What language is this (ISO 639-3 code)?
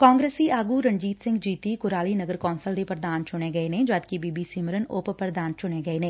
pan